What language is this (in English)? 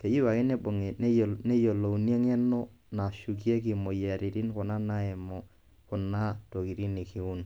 Masai